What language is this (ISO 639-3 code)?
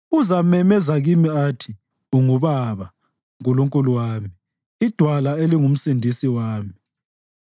nde